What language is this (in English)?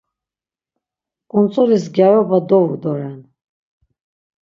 Laz